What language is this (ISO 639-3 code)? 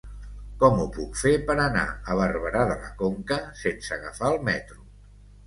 cat